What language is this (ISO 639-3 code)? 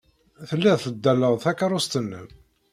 kab